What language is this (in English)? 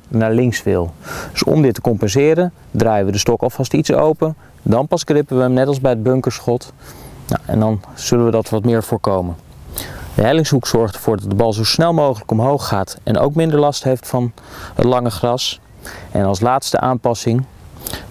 Dutch